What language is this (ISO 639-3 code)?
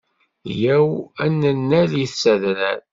kab